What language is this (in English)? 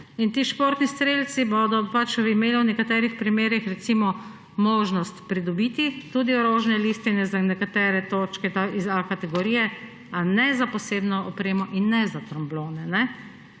Slovenian